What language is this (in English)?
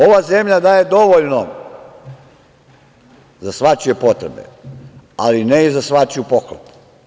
Serbian